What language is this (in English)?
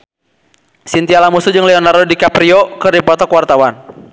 Sundanese